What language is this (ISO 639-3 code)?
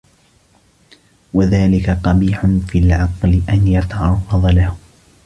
ara